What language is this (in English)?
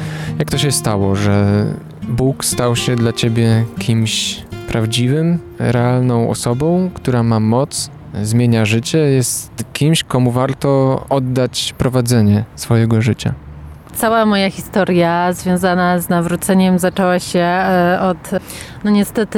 Polish